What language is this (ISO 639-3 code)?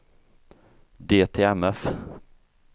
swe